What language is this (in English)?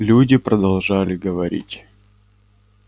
Russian